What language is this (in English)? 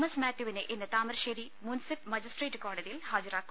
Malayalam